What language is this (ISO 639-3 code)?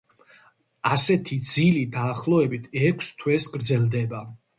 kat